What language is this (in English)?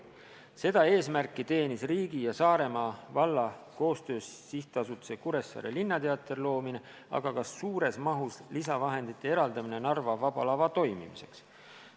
Estonian